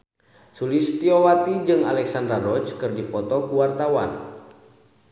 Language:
Sundanese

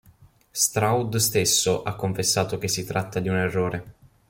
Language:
Italian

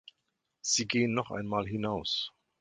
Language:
German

